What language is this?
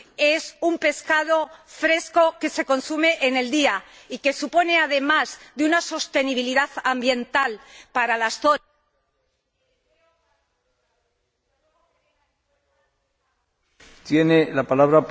Spanish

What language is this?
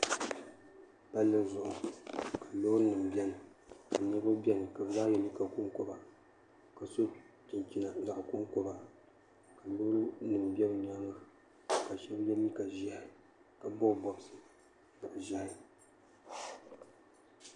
Dagbani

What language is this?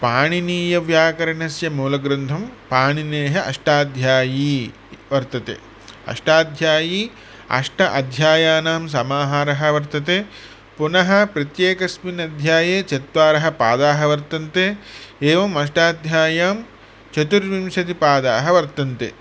Sanskrit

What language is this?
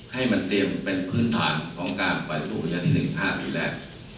Thai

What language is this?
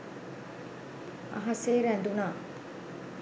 Sinhala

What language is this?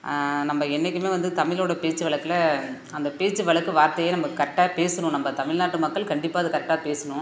Tamil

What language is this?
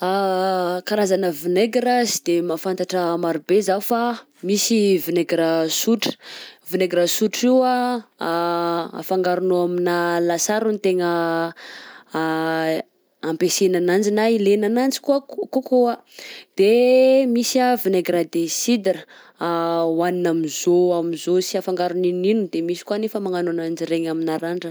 Southern Betsimisaraka Malagasy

